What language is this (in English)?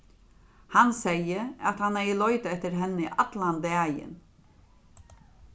Faroese